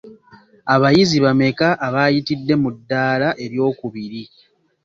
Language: Ganda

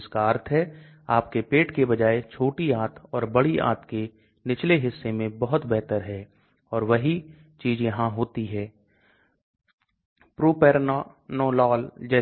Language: Hindi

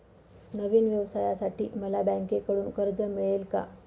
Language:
Marathi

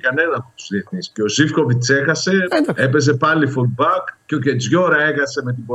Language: Greek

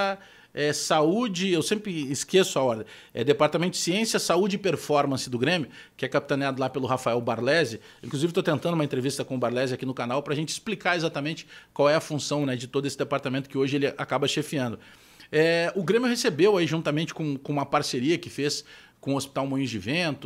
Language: Portuguese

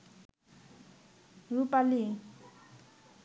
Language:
Bangla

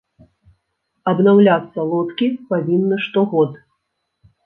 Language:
Belarusian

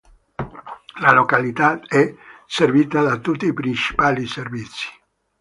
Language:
Italian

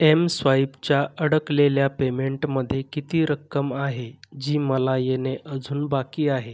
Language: Marathi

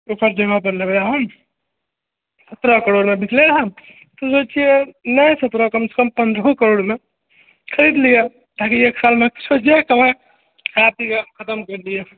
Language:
Maithili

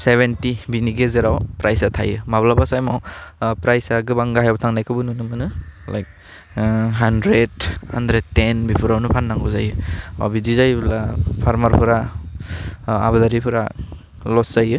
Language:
Bodo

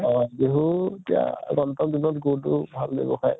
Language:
Assamese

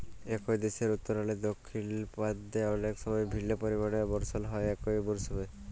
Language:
Bangla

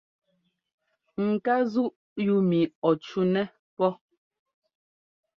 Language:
Ngomba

